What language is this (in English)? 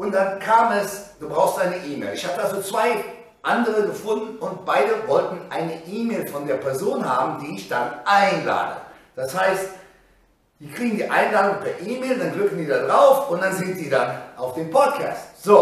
German